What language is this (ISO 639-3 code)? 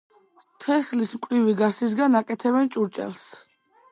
kat